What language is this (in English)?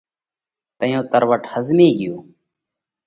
Parkari Koli